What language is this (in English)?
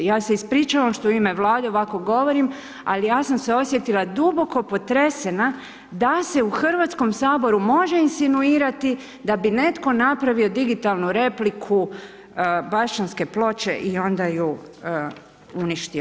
Croatian